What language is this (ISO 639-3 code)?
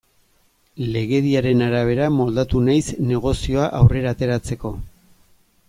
eus